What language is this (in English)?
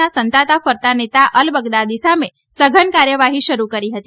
Gujarati